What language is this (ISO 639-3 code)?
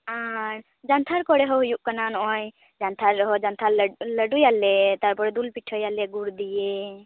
sat